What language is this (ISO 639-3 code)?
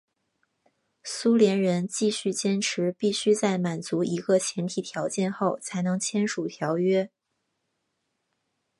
zho